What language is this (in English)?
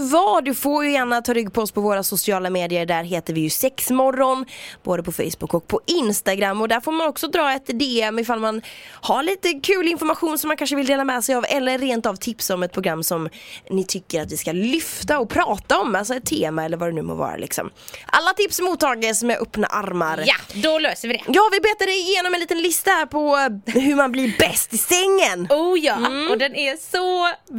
Swedish